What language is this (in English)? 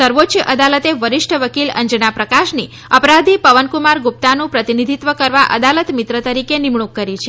Gujarati